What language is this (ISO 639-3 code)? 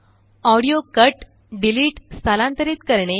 mar